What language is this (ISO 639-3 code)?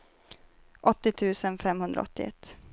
swe